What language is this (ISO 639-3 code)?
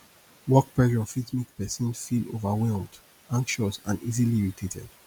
pcm